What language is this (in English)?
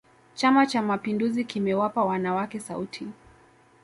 Swahili